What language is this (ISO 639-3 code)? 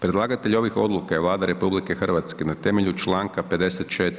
hrv